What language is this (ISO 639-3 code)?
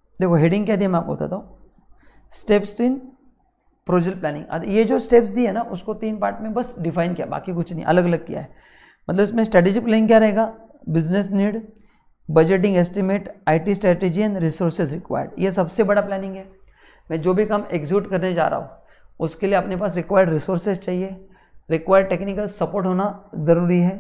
hin